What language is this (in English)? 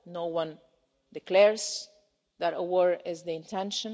English